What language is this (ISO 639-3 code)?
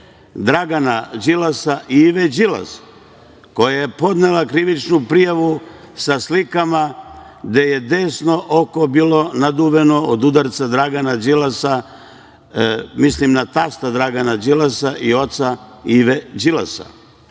srp